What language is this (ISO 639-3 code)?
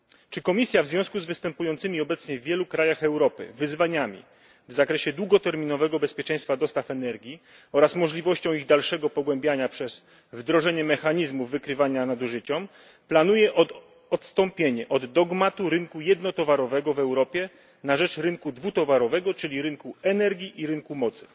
pol